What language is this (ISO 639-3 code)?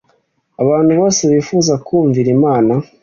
kin